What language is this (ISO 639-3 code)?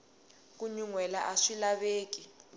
tso